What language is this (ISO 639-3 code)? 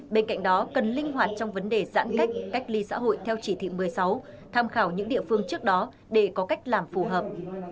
vie